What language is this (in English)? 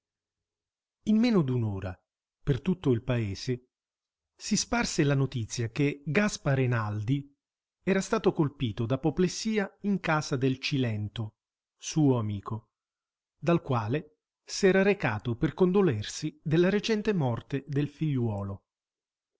Italian